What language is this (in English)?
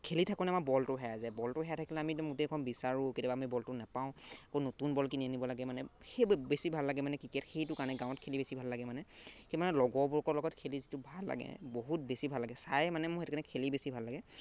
Assamese